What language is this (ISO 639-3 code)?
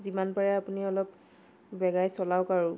asm